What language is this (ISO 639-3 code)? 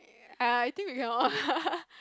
eng